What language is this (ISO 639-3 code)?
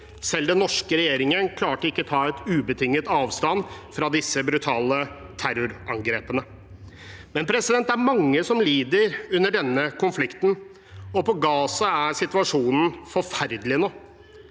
nor